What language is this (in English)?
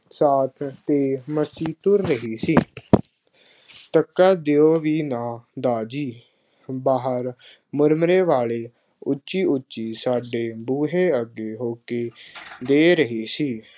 Punjabi